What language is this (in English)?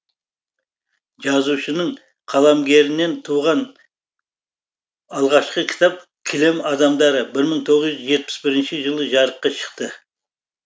Kazakh